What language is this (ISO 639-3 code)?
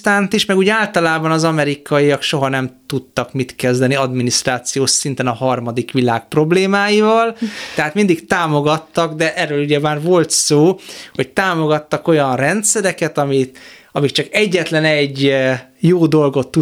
hun